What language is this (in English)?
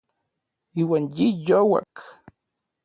Orizaba Nahuatl